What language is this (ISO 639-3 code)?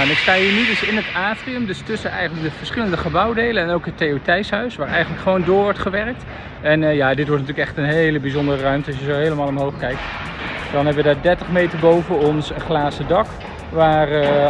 nld